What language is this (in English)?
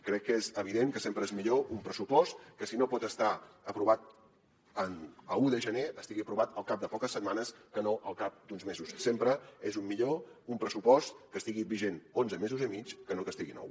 Catalan